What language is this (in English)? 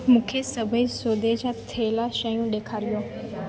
Sindhi